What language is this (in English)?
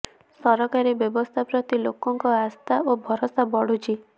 Odia